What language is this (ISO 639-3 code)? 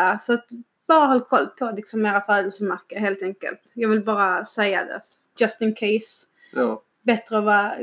swe